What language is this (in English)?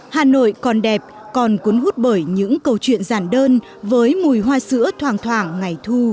Vietnamese